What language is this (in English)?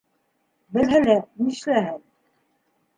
Bashkir